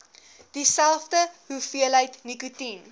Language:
Afrikaans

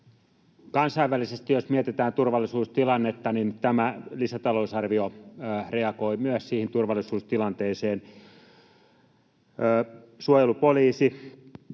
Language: Finnish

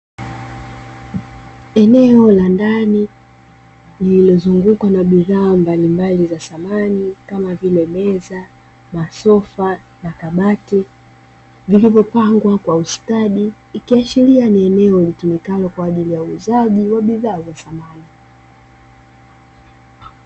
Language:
Swahili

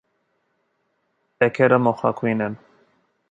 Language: Armenian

